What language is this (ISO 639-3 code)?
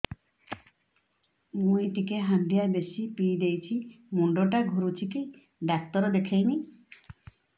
ori